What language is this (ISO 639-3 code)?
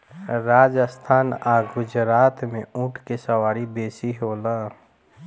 bho